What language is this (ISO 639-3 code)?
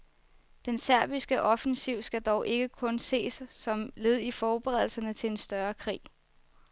dan